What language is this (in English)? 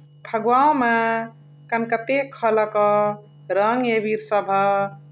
Chitwania Tharu